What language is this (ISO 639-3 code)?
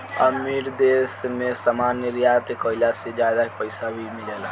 bho